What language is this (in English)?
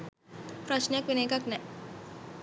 Sinhala